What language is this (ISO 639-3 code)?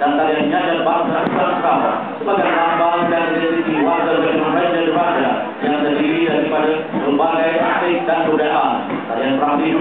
ind